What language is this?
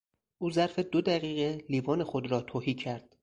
Persian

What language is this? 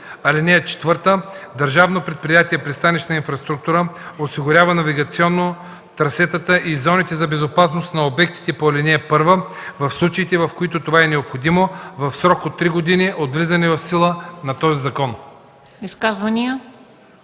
Bulgarian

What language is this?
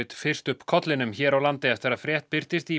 Icelandic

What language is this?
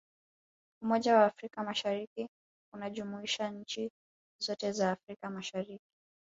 Swahili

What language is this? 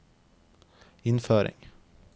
Norwegian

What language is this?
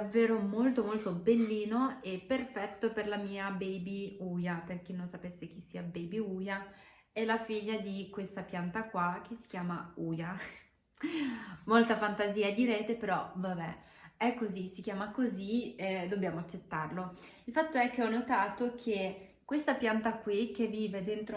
Italian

